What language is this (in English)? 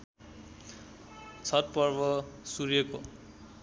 Nepali